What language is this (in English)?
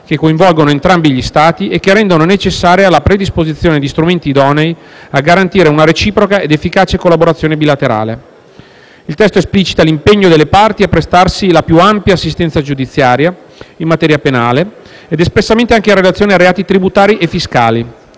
Italian